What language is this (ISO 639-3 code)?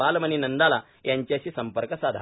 mar